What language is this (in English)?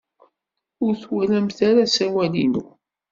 Kabyle